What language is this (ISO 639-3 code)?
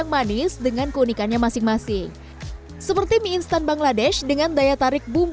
ind